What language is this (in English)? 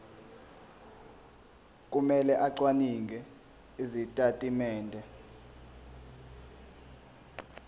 Zulu